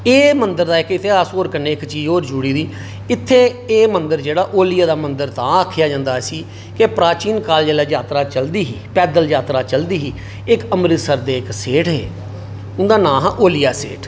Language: Dogri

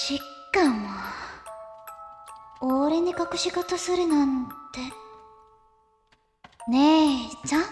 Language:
Japanese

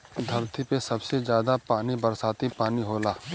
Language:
Bhojpuri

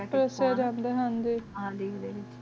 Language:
Punjabi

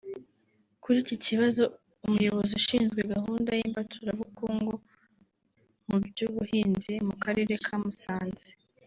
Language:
Kinyarwanda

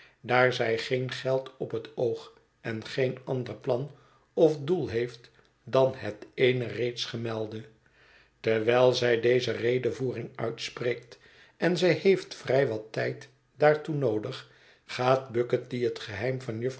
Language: Dutch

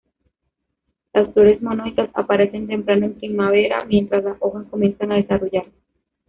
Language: Spanish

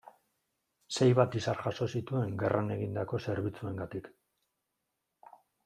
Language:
Basque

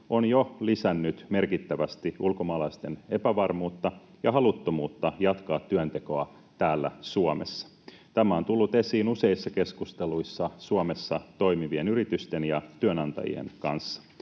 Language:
Finnish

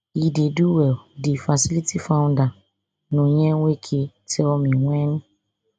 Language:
Nigerian Pidgin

